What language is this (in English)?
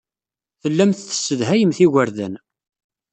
Kabyle